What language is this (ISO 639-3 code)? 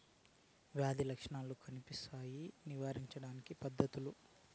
tel